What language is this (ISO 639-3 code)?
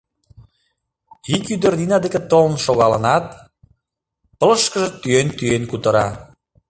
chm